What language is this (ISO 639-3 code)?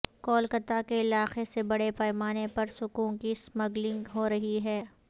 urd